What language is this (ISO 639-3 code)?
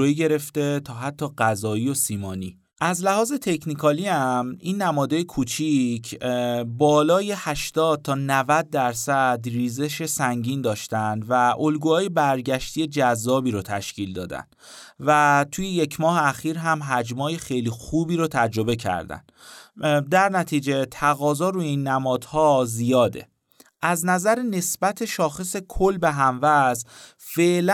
fas